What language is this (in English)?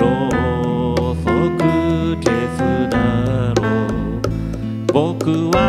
Japanese